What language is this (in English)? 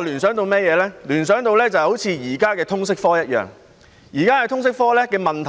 Cantonese